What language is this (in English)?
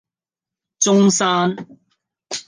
Cantonese